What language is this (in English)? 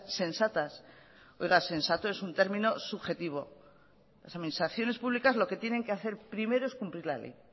Spanish